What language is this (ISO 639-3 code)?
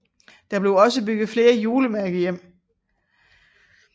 dan